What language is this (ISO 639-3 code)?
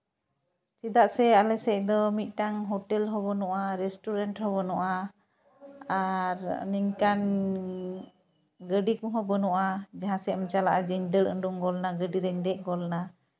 sat